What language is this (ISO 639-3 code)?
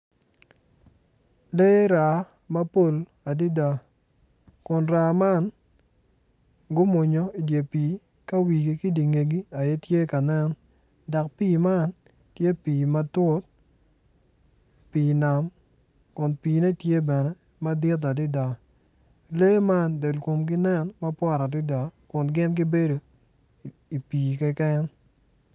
ach